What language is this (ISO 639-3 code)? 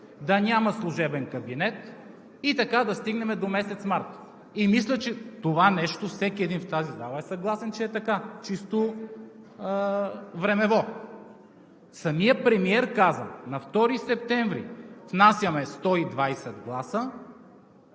bul